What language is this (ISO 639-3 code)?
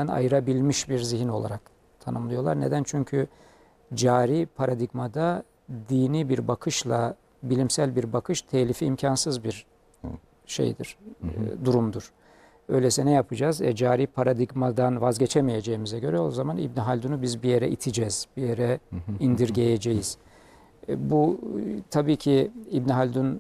tur